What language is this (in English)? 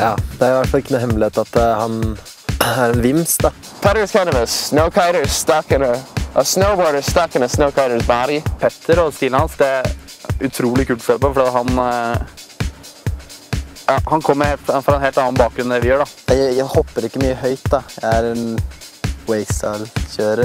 Norwegian